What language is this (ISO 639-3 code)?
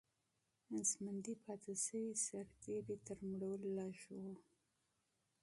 pus